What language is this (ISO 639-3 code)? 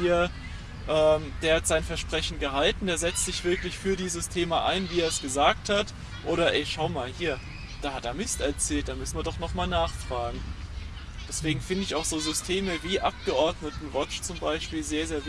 deu